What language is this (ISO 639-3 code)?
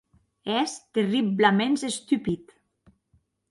oci